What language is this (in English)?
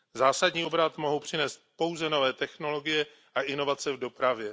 Czech